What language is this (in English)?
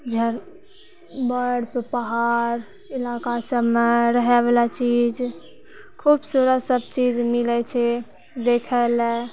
Maithili